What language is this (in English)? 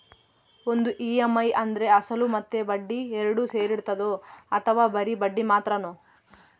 Kannada